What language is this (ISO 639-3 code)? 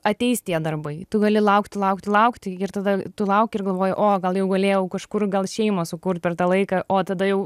lit